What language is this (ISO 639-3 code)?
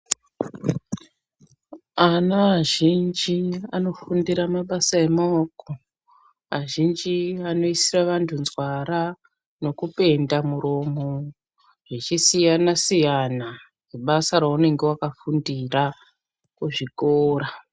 ndc